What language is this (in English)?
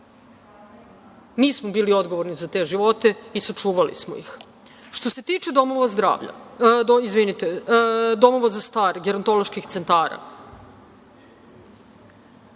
Serbian